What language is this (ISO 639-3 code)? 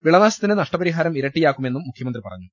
mal